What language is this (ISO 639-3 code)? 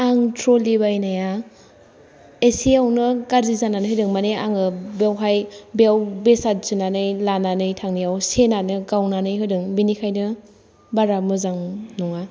brx